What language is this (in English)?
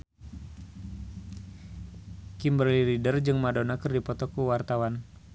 Sundanese